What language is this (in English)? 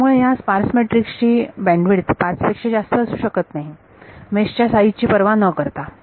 Marathi